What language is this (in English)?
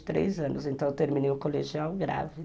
Portuguese